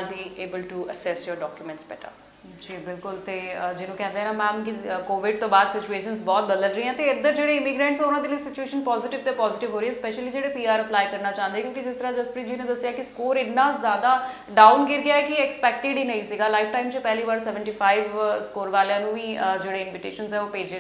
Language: Punjabi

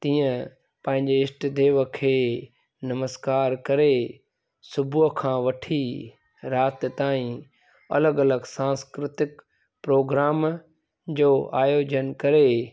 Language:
Sindhi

